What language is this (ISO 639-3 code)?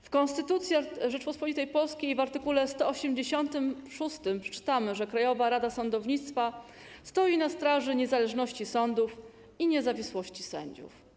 pol